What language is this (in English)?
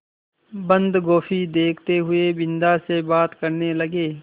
Hindi